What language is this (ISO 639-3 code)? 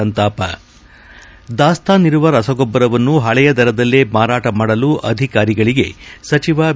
kan